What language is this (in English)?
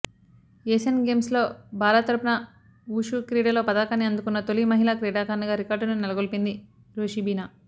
Telugu